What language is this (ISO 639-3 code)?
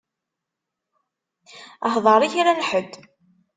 kab